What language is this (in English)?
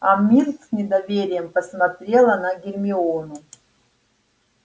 Russian